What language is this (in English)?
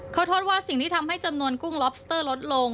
Thai